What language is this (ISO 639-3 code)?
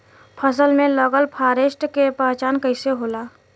bho